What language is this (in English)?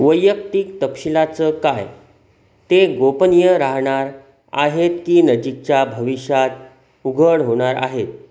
Marathi